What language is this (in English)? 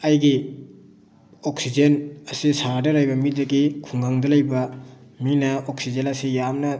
Manipuri